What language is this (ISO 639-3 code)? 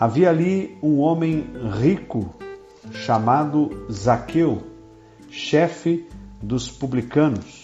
por